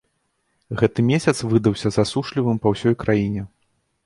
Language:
Belarusian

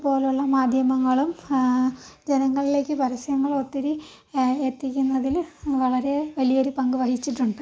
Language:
Malayalam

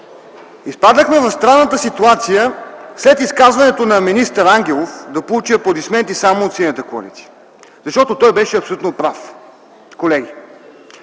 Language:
Bulgarian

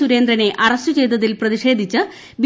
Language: Malayalam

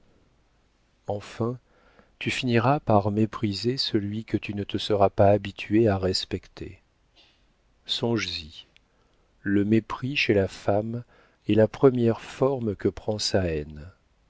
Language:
French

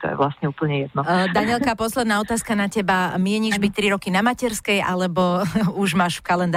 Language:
Slovak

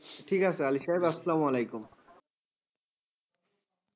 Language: Bangla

